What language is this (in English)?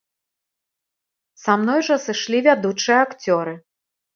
Belarusian